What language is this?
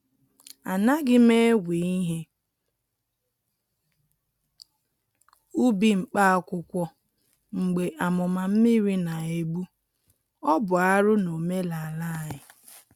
Igbo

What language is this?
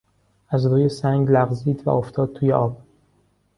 Persian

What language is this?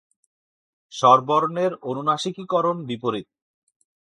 Bangla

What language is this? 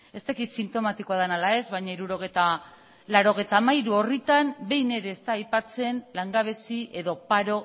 Basque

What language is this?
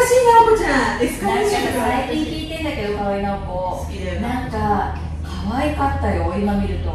Japanese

